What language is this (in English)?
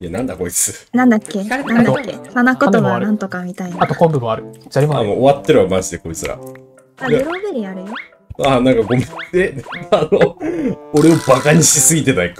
Japanese